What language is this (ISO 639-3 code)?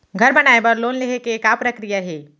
hne